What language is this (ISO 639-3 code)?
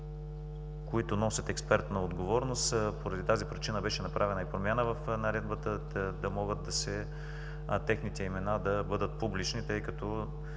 bul